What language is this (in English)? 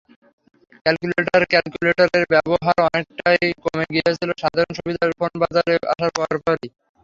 Bangla